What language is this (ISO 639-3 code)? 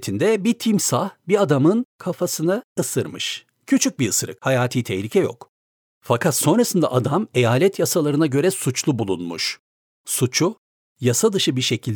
tur